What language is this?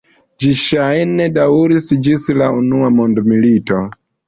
Esperanto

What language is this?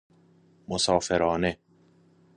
Persian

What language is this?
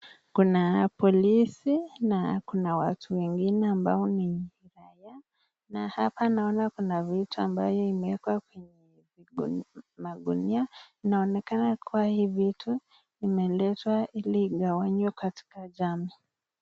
Swahili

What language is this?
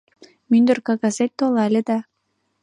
Mari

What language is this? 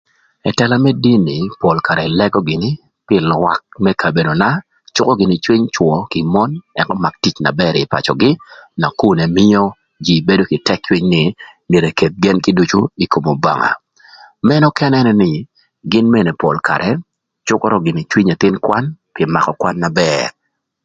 Thur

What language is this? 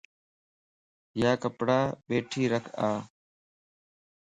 Lasi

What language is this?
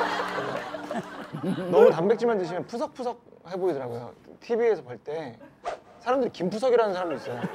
Korean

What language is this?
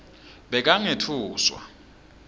Swati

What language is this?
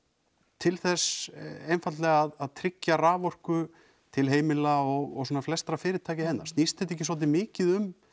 Icelandic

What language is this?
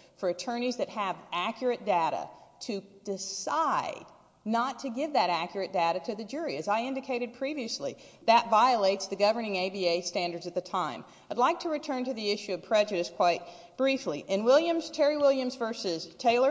English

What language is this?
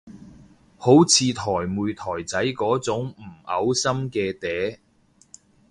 Cantonese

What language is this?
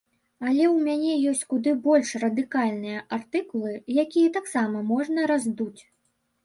Belarusian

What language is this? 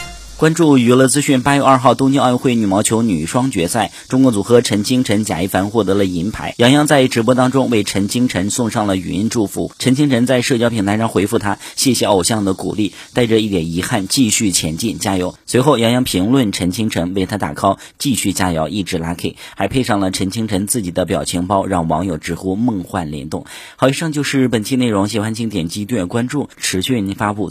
Chinese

